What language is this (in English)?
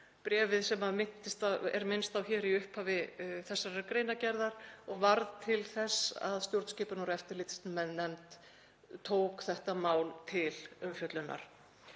Icelandic